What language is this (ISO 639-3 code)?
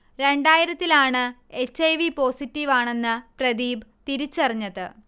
mal